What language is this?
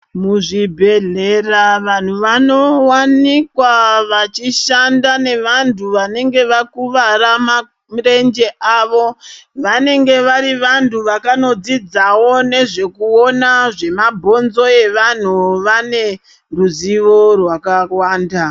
Ndau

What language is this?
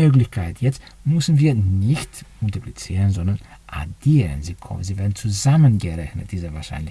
German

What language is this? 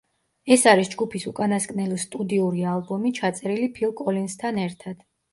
Georgian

